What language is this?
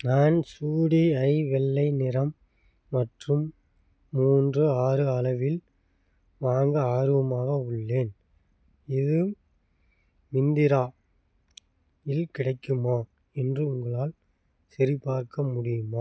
Tamil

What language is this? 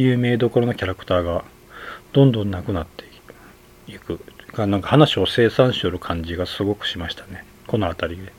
Japanese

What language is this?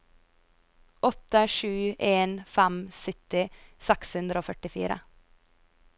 Norwegian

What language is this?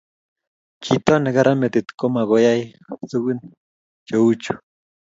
Kalenjin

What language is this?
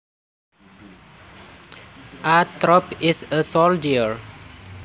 Javanese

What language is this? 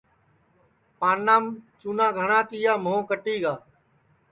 Sansi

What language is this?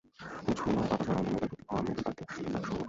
Bangla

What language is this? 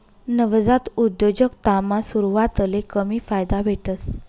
Marathi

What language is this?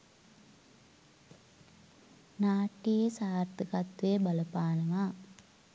Sinhala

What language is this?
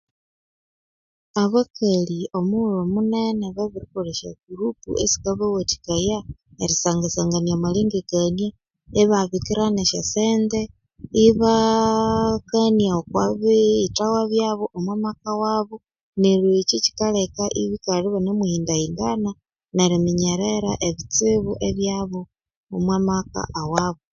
Konzo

